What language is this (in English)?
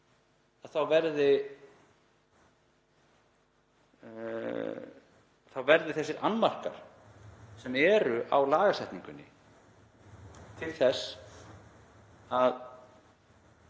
Icelandic